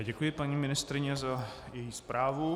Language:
Czech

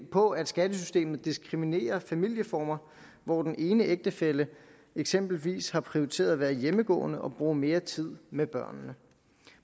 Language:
Danish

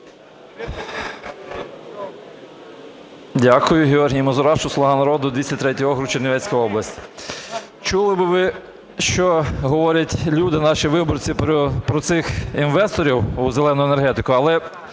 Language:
Ukrainian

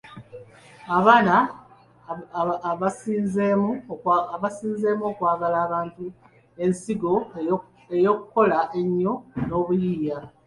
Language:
Ganda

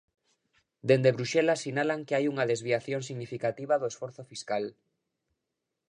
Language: Galician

